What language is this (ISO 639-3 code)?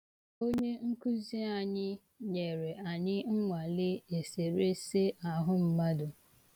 ibo